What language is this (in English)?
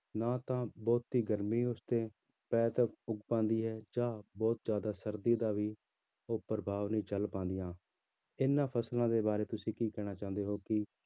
Punjabi